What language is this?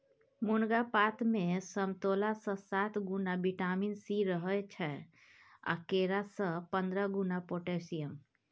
Maithili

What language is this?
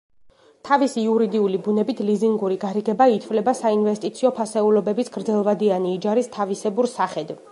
Georgian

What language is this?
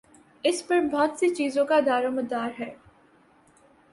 Urdu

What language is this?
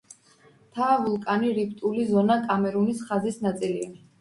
Georgian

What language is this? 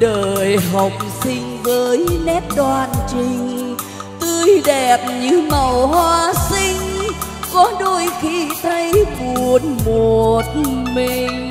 Vietnamese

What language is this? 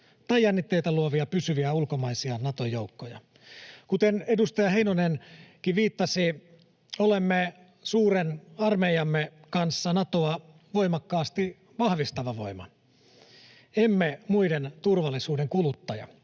Finnish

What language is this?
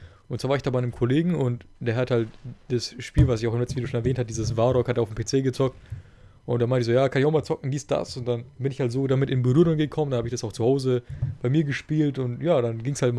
German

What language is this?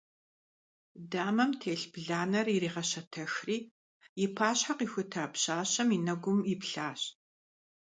Kabardian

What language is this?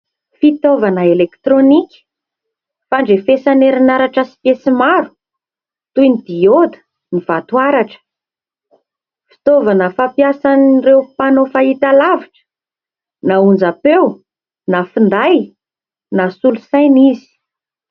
Malagasy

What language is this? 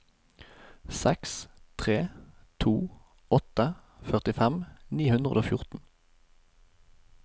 Norwegian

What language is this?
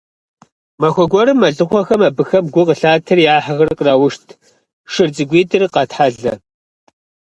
Kabardian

